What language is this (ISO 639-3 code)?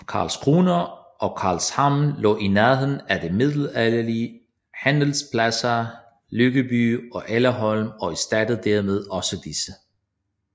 dan